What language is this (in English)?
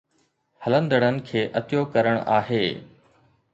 Sindhi